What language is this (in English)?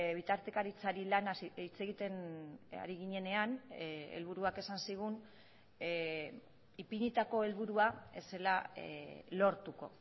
Basque